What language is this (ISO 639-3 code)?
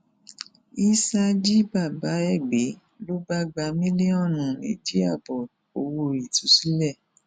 yor